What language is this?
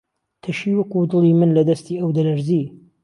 Central Kurdish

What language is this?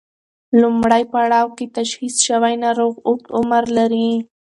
Pashto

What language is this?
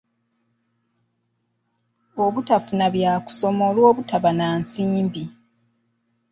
Ganda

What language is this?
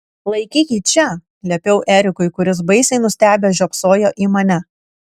Lithuanian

